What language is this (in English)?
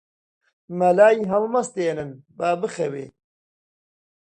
Central Kurdish